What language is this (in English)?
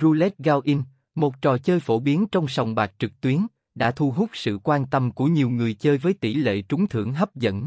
Vietnamese